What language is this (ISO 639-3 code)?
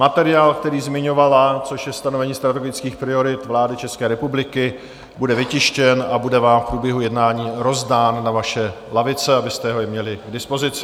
ces